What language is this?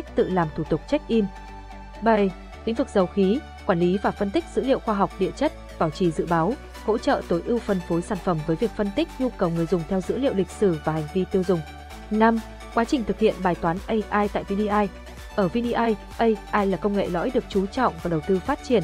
Vietnamese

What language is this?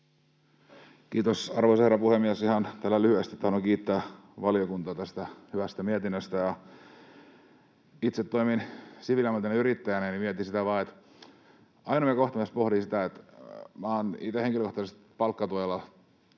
Finnish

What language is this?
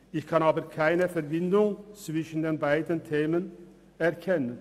Swiss German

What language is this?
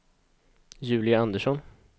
Swedish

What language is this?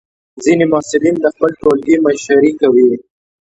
Pashto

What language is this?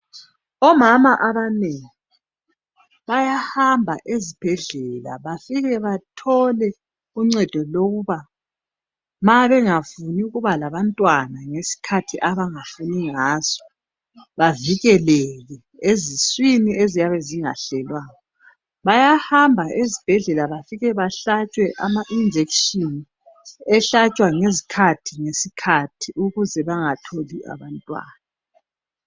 North Ndebele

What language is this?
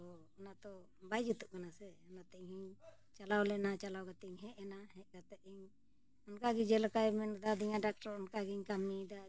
Santali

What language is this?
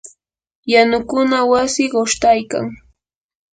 Yanahuanca Pasco Quechua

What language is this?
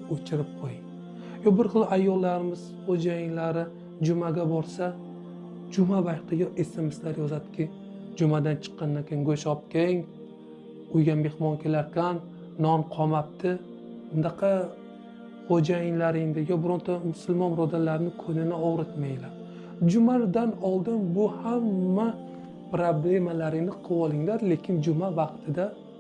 Arabic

